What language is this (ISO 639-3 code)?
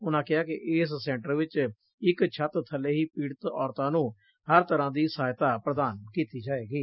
pan